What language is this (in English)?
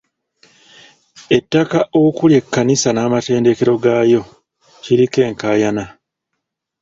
Ganda